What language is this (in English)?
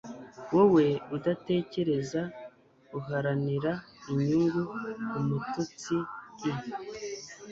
Kinyarwanda